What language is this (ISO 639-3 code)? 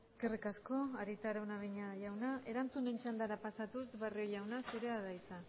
eus